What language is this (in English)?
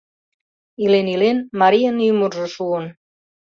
Mari